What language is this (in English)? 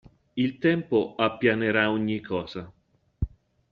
Italian